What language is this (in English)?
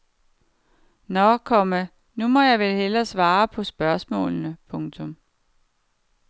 Danish